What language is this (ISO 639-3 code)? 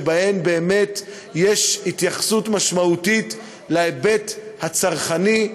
heb